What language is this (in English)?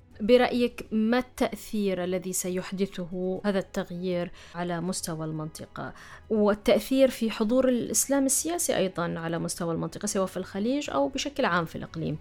Arabic